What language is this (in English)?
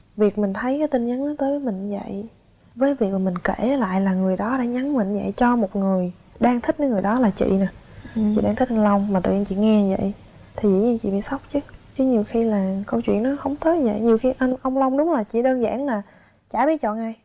Vietnamese